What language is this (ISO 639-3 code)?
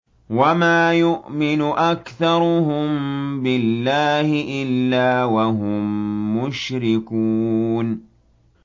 ara